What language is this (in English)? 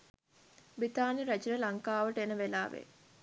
Sinhala